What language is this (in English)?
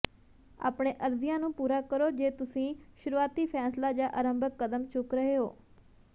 Punjabi